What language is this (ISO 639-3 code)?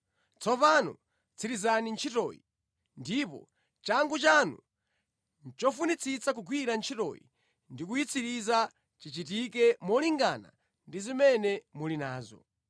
nya